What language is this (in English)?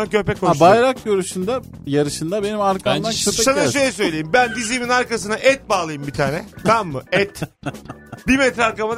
Turkish